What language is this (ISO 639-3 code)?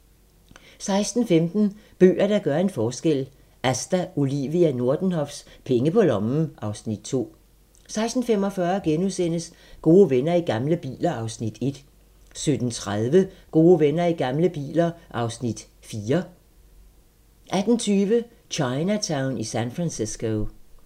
dan